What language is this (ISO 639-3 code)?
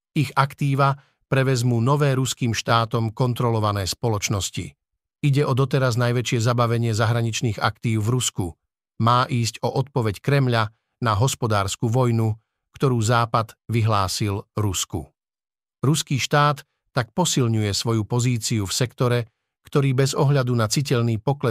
slk